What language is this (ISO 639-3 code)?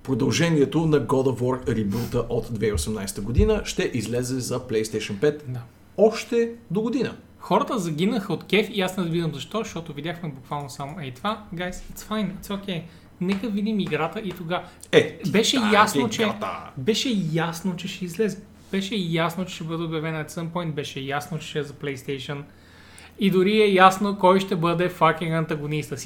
bul